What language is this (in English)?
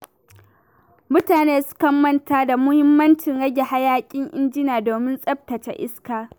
Hausa